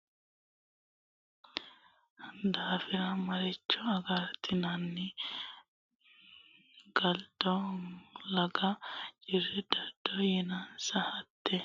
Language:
Sidamo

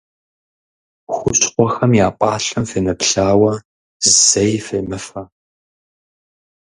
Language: Kabardian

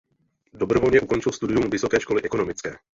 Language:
Czech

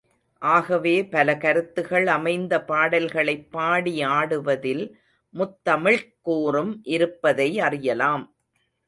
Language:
Tamil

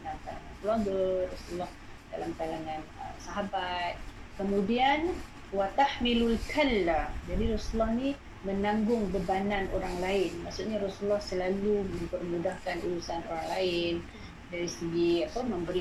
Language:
Malay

